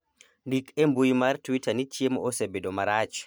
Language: Luo (Kenya and Tanzania)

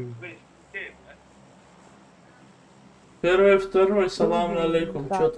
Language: Russian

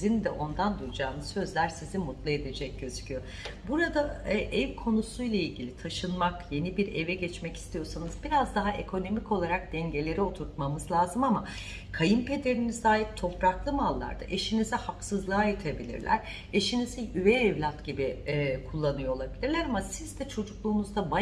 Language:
Turkish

